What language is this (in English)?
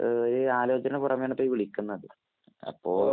Malayalam